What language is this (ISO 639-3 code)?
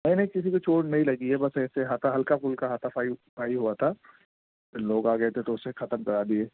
urd